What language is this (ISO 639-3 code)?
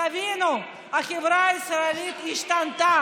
heb